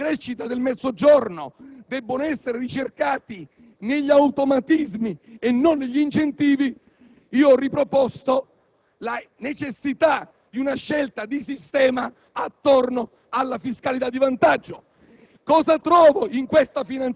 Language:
Italian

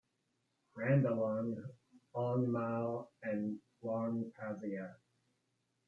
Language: English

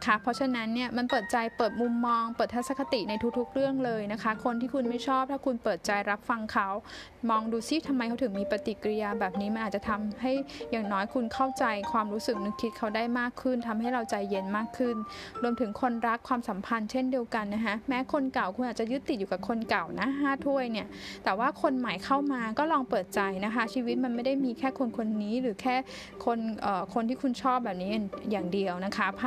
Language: Thai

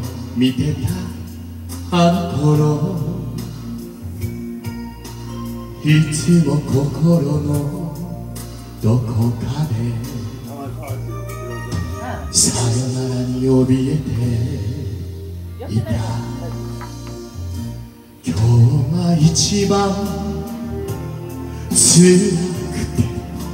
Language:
Korean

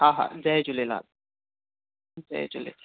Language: Sindhi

